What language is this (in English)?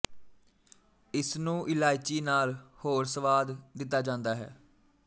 Punjabi